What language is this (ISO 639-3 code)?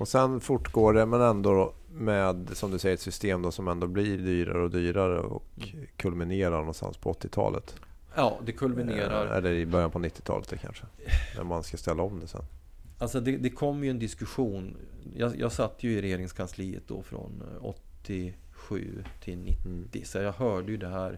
swe